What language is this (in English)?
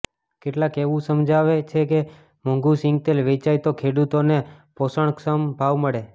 Gujarati